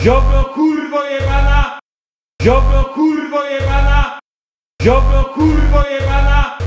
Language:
Polish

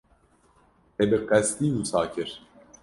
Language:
Kurdish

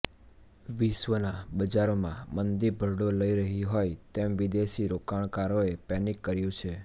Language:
Gujarati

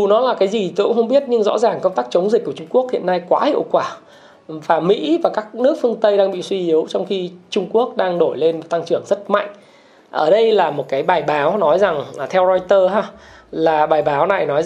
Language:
Vietnamese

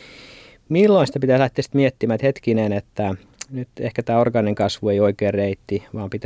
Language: Finnish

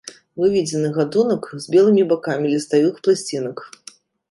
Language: Belarusian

